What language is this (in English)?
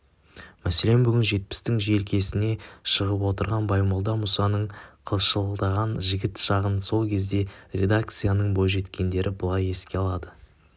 Kazakh